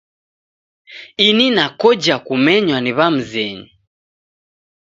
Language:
Taita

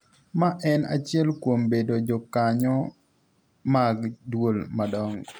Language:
Luo (Kenya and Tanzania)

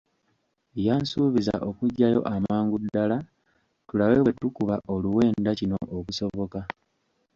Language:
Ganda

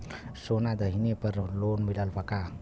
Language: Bhojpuri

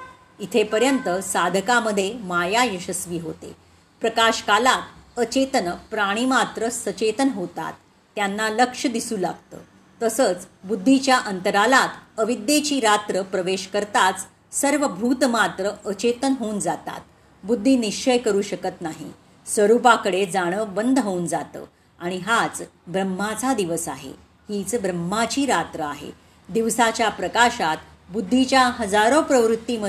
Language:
Marathi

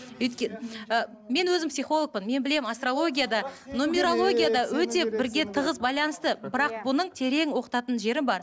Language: Kazakh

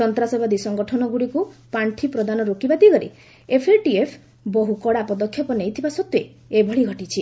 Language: Odia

